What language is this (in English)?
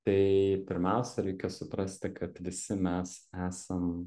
Lithuanian